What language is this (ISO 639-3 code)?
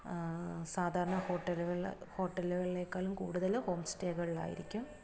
mal